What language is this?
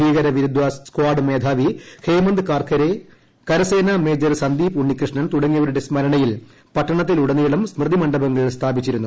Malayalam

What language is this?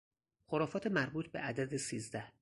Persian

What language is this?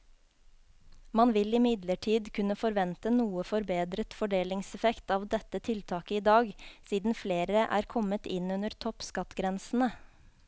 Norwegian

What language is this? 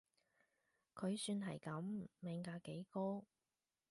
Cantonese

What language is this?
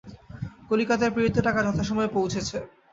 Bangla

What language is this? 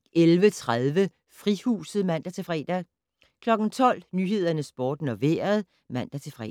Danish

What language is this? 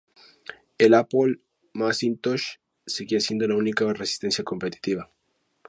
Spanish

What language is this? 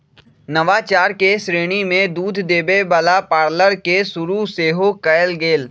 Magahi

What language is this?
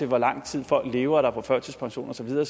Danish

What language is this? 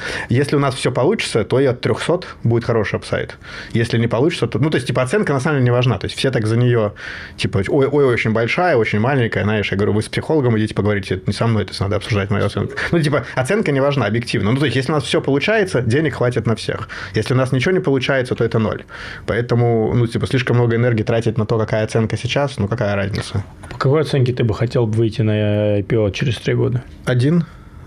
Russian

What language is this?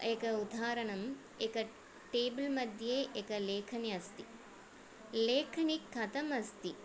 Sanskrit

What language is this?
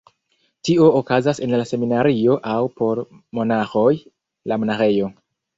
Esperanto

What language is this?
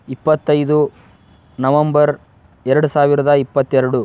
Kannada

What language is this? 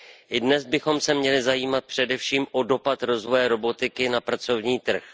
Czech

